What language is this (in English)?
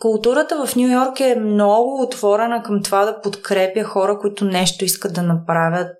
Bulgarian